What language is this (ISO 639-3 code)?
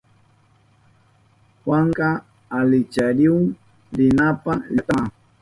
qup